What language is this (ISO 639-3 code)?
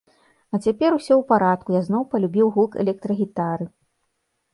bel